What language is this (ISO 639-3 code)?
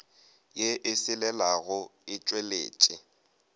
nso